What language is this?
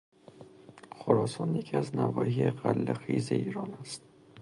Persian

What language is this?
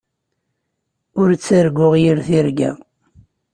Kabyle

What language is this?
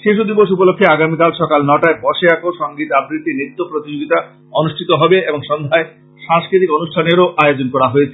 Bangla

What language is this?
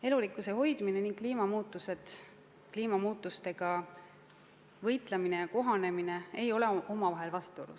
Estonian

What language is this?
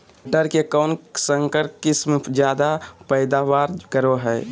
Magahi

